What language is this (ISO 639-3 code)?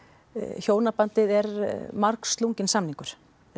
isl